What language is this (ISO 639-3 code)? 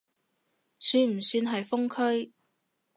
yue